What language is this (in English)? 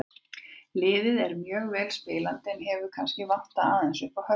Icelandic